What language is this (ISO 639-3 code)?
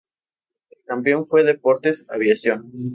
spa